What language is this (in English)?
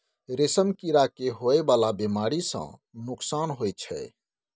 Maithili